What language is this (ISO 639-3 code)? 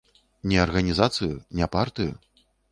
bel